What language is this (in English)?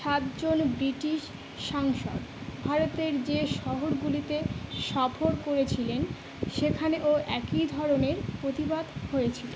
Bangla